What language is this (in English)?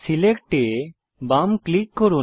Bangla